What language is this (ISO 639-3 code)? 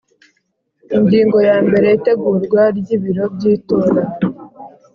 kin